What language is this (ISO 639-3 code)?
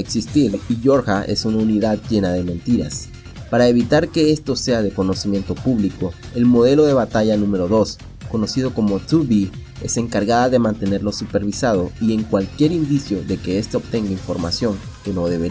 spa